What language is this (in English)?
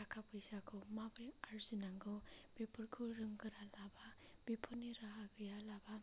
Bodo